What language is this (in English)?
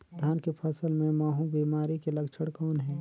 Chhattisgarhi